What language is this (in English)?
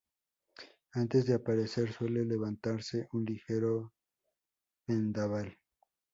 Spanish